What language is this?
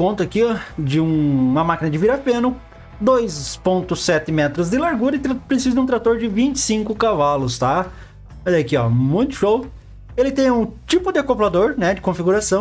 Portuguese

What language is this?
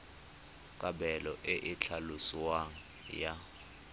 Tswana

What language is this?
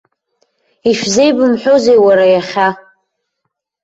Abkhazian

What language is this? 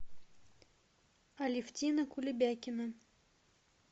Russian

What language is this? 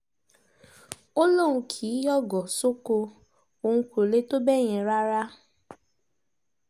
Yoruba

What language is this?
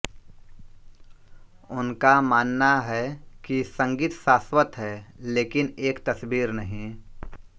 Hindi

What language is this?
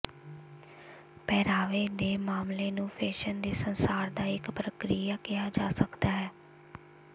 Punjabi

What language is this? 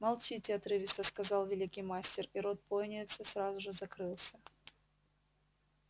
Russian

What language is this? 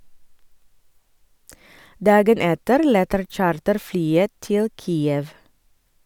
Norwegian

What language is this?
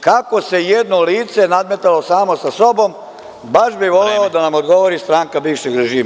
Serbian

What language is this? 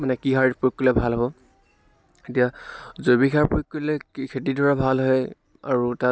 Assamese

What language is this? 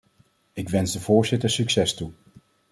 Dutch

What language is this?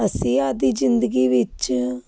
Punjabi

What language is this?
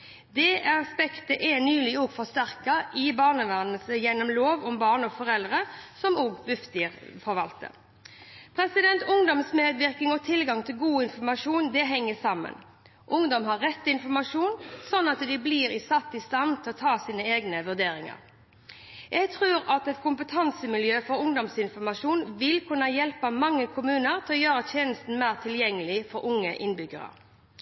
Norwegian Bokmål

